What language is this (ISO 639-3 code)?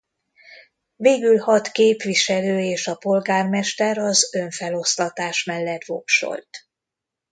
hun